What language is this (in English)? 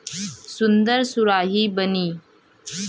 Bhojpuri